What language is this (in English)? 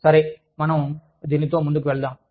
Telugu